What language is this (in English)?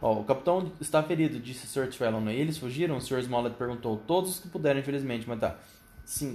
Portuguese